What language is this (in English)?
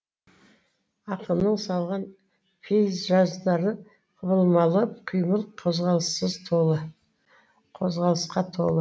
Kazakh